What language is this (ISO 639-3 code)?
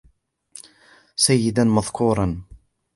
ara